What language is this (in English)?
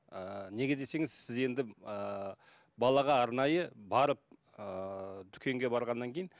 Kazakh